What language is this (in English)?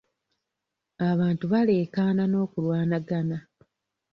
Ganda